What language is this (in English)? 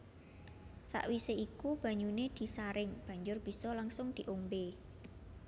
Javanese